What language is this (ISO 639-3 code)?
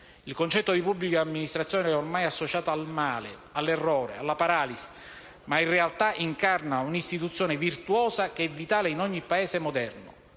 ita